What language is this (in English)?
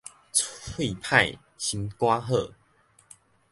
Min Nan Chinese